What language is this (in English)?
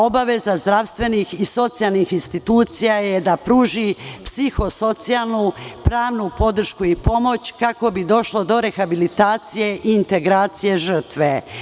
Serbian